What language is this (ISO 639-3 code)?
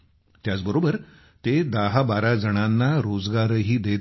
mar